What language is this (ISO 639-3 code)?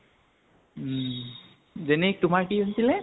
asm